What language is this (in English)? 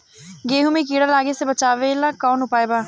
Bhojpuri